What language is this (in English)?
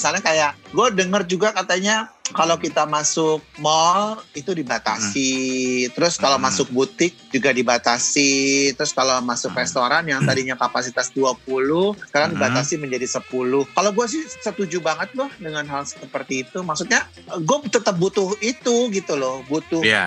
Indonesian